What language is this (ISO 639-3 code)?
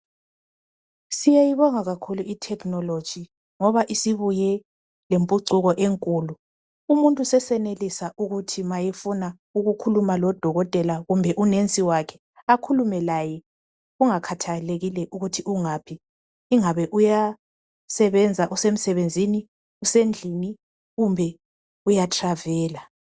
nde